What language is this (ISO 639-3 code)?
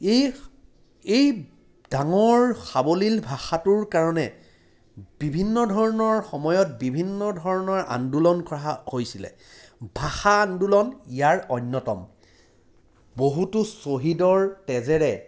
asm